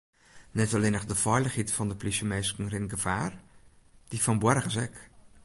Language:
Western Frisian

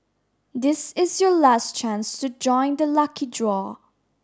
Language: English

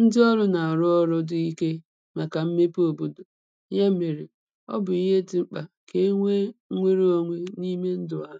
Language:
Igbo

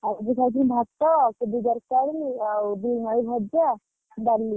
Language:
Odia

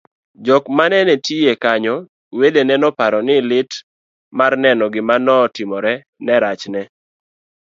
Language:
Luo (Kenya and Tanzania)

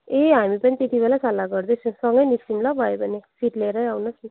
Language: Nepali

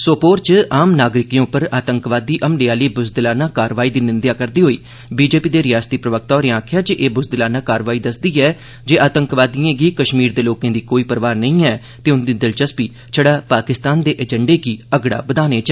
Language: Dogri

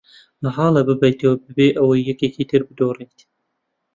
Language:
Central Kurdish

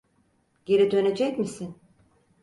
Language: Turkish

